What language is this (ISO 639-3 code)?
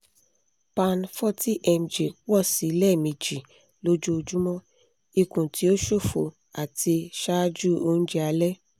yor